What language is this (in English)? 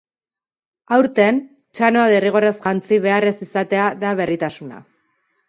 Basque